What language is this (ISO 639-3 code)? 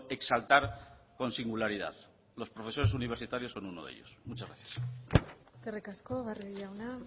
spa